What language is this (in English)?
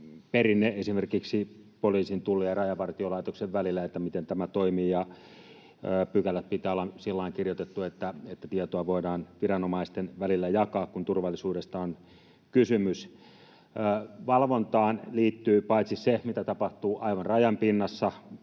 Finnish